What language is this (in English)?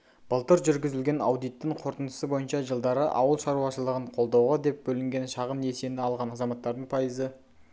Kazakh